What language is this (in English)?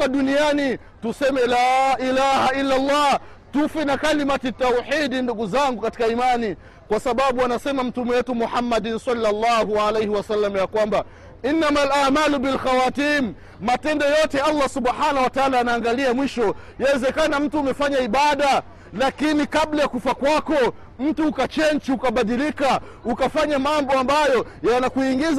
Swahili